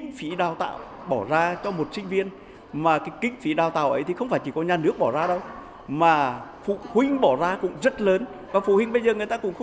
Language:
Vietnamese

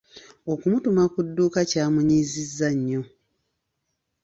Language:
Ganda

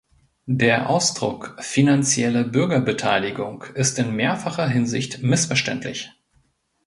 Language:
German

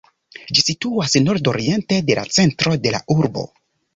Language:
Esperanto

